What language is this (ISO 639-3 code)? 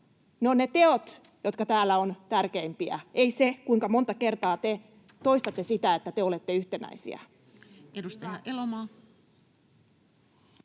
fin